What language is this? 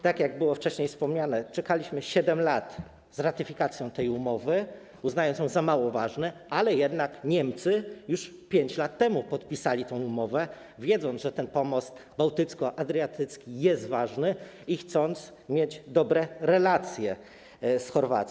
Polish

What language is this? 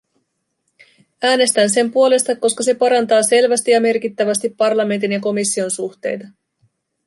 Finnish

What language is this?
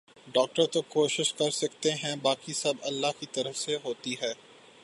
Urdu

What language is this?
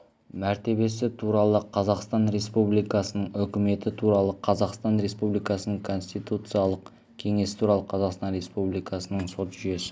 Kazakh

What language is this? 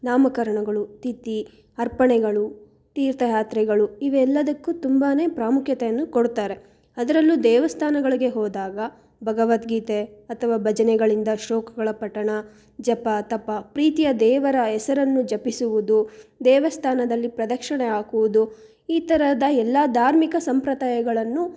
Kannada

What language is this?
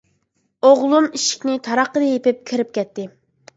Uyghur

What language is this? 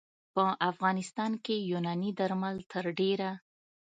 Pashto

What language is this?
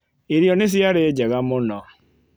Kikuyu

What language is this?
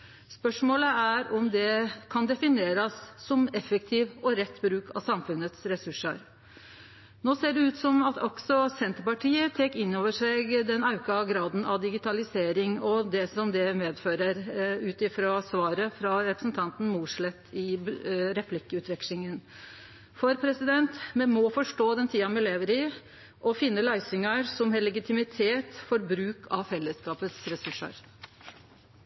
Norwegian Nynorsk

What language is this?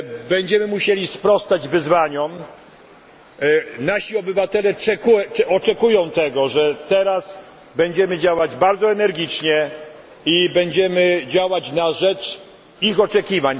Polish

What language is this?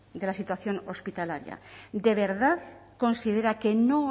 Spanish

